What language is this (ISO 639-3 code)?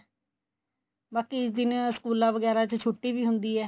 pan